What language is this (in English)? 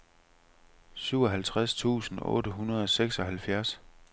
Danish